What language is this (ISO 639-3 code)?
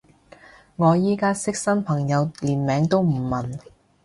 yue